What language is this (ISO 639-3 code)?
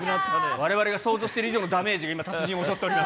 jpn